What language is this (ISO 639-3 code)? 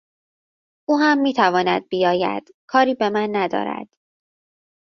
fas